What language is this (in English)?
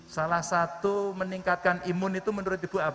Indonesian